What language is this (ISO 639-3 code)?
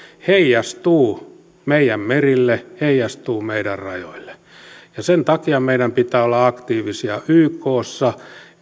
fin